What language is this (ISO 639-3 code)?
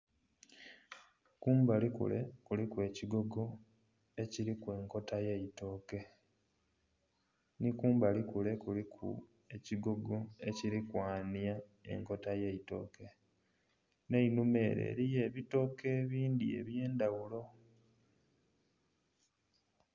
xog